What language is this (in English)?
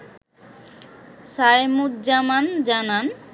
Bangla